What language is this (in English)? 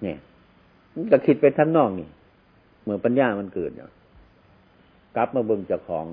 Thai